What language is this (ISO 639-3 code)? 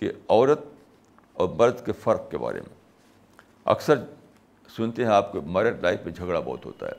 urd